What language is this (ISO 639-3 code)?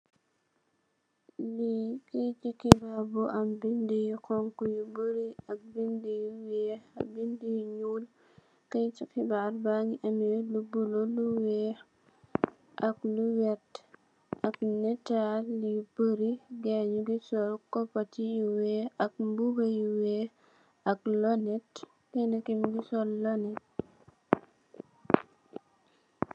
wol